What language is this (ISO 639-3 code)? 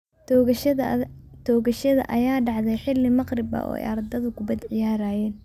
som